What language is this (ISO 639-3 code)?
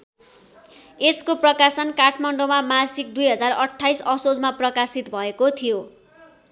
nep